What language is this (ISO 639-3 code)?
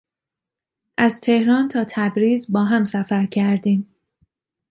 fas